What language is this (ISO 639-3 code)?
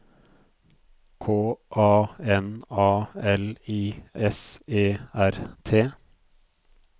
nor